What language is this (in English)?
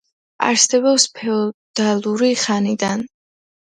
Georgian